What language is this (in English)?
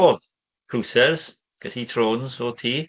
Welsh